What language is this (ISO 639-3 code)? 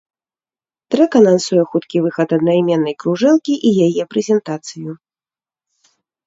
bel